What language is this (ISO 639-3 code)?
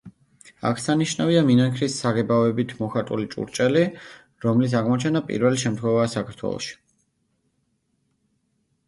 kat